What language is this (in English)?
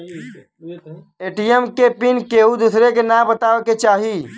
Bhojpuri